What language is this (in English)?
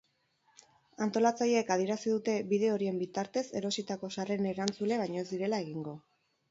Basque